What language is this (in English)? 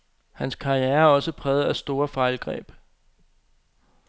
Danish